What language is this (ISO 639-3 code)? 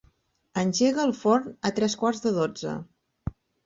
cat